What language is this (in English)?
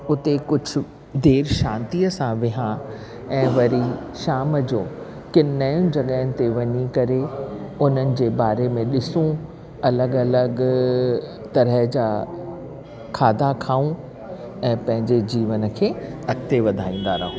Sindhi